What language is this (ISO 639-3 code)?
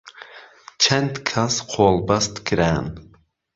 ckb